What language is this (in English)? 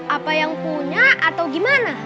Indonesian